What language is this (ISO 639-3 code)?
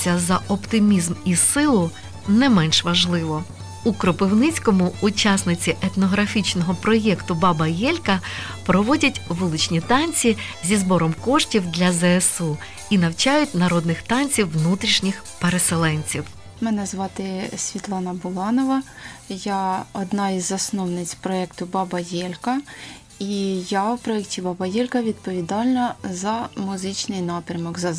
ukr